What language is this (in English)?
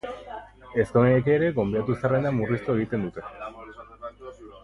Basque